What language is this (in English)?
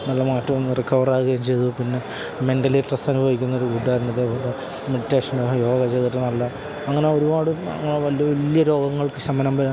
Malayalam